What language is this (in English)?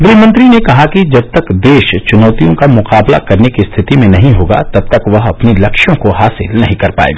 Hindi